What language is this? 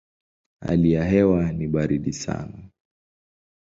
Swahili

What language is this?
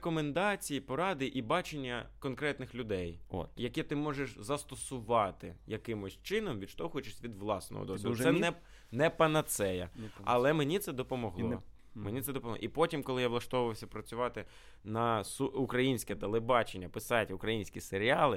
Ukrainian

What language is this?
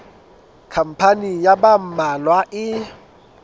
Southern Sotho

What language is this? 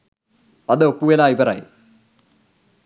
Sinhala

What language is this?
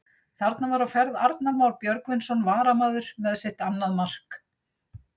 Icelandic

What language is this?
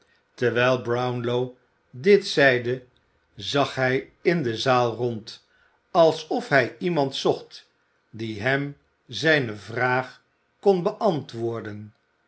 Dutch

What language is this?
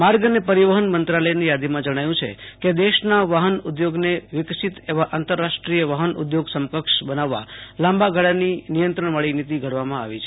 Gujarati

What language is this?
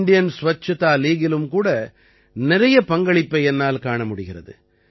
Tamil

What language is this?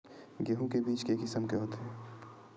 Chhattisgarhi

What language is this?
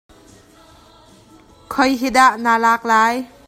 Hakha Chin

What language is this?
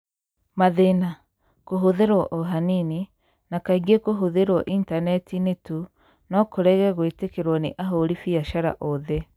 Kikuyu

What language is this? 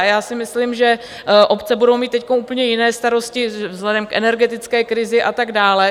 Czech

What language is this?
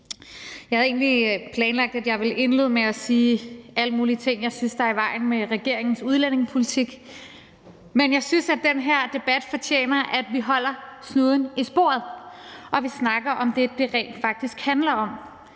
Danish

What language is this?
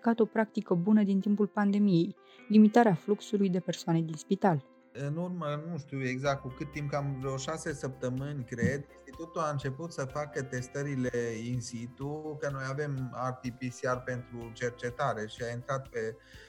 Romanian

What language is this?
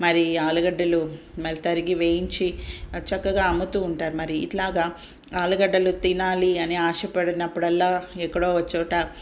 Telugu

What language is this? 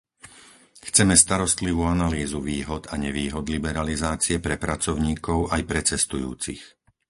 Slovak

